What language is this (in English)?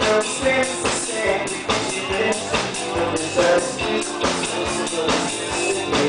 Bulgarian